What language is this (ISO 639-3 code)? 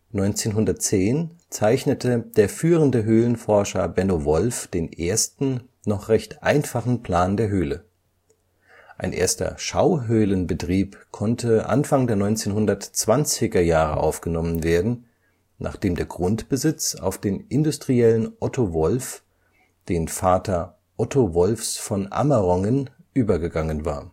deu